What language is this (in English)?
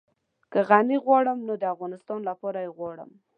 Pashto